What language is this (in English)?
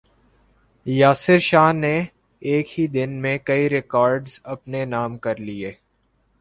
Urdu